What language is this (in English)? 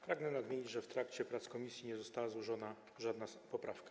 Polish